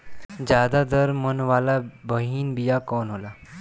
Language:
Bhojpuri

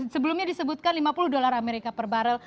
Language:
Indonesian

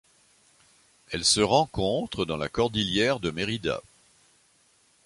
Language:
French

